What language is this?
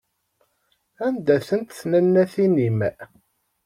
Kabyle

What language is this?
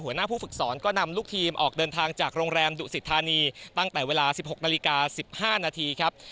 Thai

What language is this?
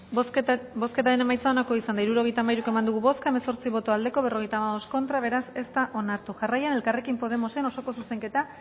Basque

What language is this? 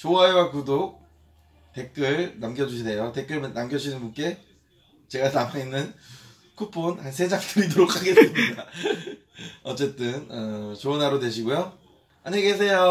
Korean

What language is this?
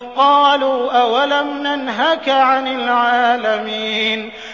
Arabic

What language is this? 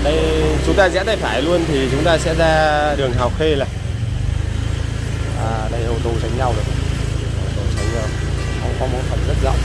Vietnamese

